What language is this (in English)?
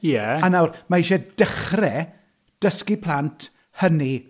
Welsh